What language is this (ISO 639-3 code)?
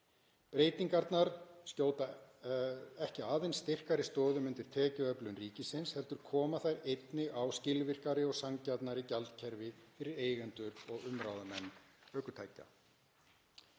isl